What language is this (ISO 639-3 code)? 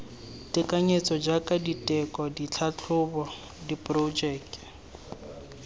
tsn